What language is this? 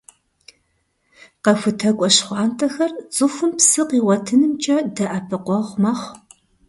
Kabardian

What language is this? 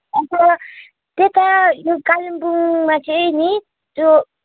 Nepali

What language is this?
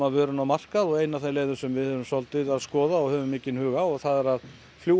Icelandic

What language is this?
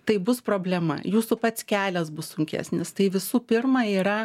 Lithuanian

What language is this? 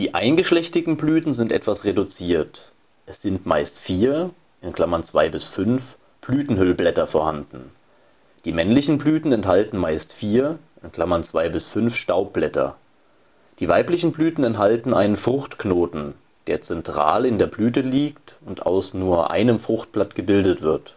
German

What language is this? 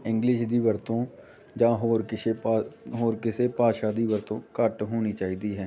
Punjabi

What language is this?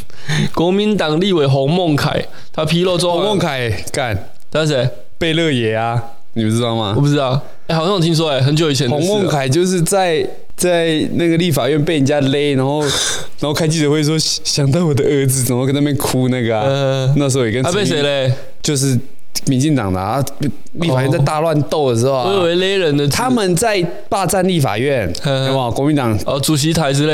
Chinese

